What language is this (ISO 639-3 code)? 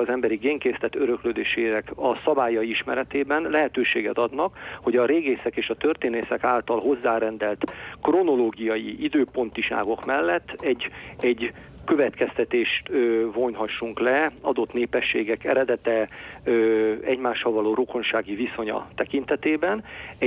hun